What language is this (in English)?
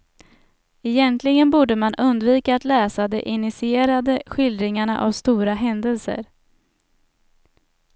Swedish